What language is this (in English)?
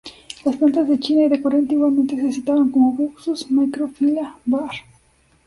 Spanish